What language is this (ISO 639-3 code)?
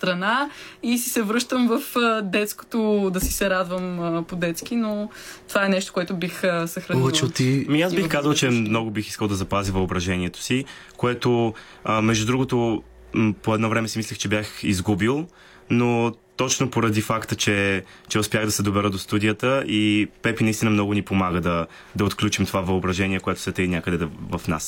bul